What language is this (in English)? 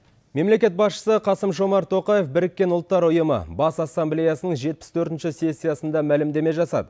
Kazakh